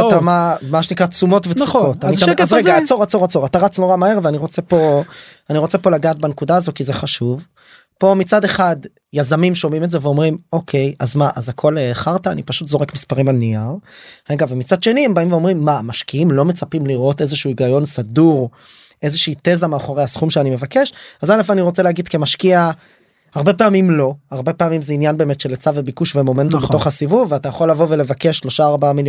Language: Hebrew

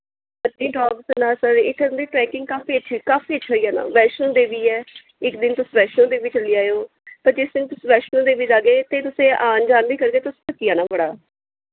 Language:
Dogri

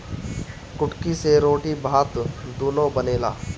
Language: Bhojpuri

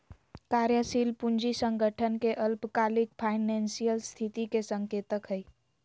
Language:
Magahi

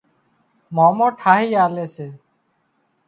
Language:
Wadiyara Koli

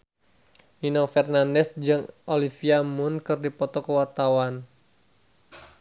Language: Sundanese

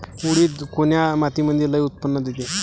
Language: Marathi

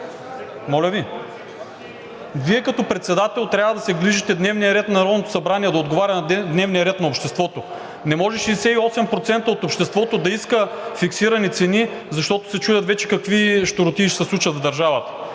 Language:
Bulgarian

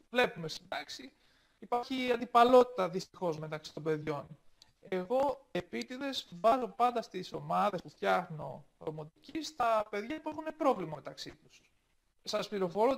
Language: Greek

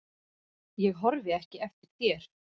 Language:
Icelandic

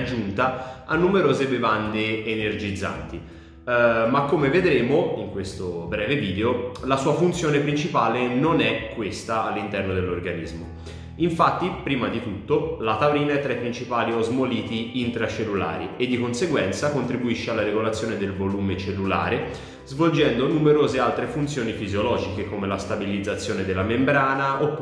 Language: Italian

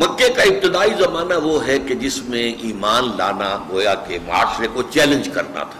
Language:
Urdu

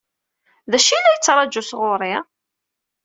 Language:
Kabyle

